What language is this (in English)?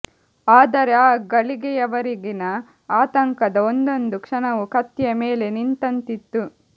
Kannada